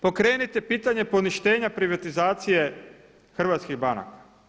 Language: Croatian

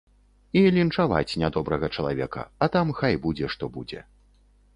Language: Belarusian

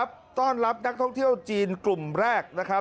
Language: Thai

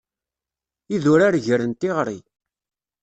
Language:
Kabyle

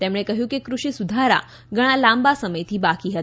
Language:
Gujarati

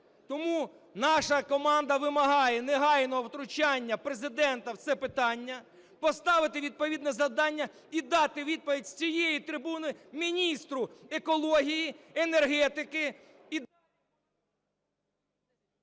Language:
Ukrainian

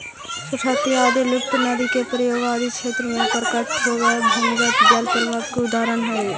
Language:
Magahi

